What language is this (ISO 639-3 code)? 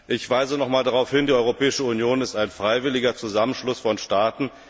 deu